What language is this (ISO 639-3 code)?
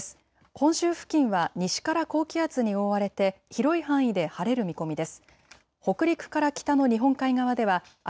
jpn